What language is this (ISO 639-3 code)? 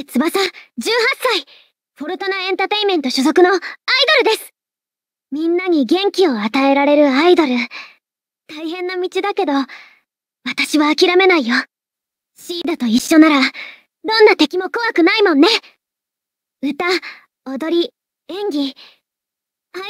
jpn